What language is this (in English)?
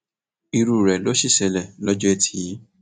Yoruba